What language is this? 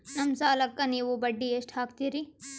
Kannada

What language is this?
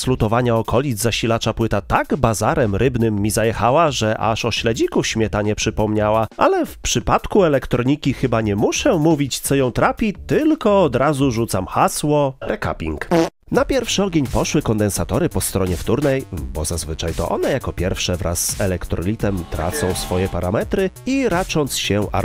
Polish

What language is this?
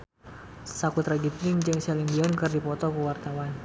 Sundanese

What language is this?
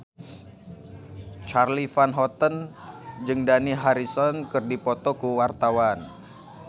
Sundanese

